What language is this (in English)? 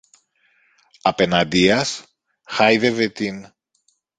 Greek